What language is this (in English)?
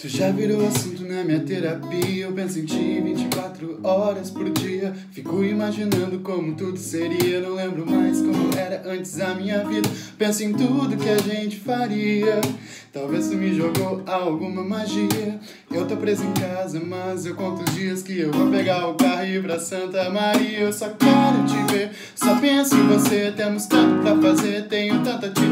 Portuguese